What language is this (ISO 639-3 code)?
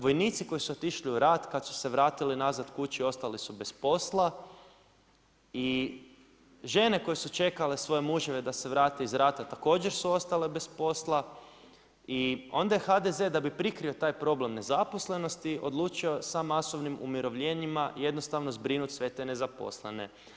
hrv